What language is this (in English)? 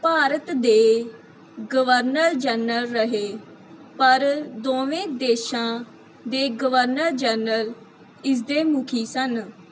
Punjabi